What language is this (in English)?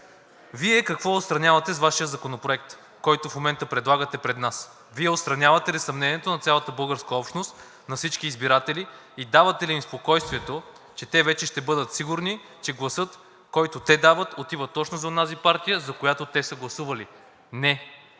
Bulgarian